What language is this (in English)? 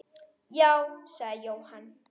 Icelandic